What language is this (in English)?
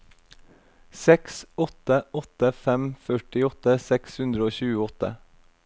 Norwegian